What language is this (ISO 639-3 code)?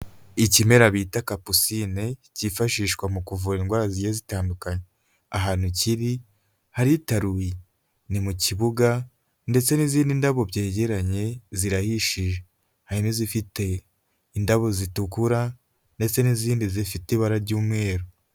kin